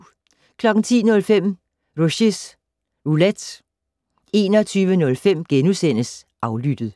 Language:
Danish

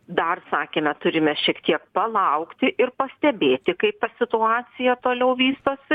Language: Lithuanian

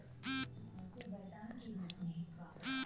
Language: Marathi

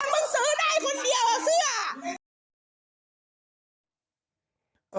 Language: Thai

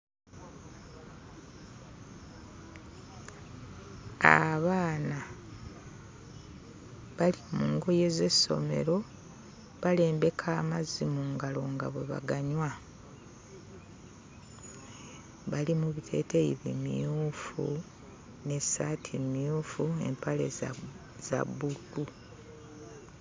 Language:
Ganda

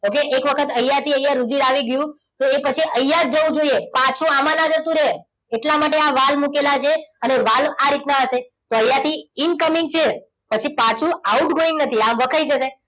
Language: Gujarati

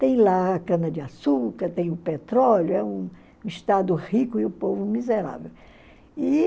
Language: Portuguese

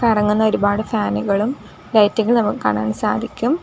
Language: Malayalam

